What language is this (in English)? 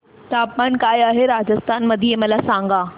Marathi